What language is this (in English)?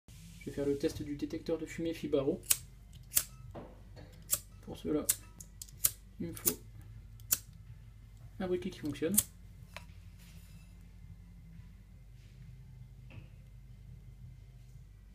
French